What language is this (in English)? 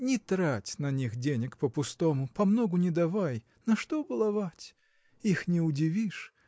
Russian